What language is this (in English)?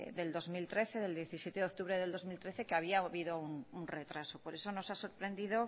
Spanish